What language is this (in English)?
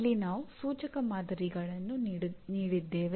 Kannada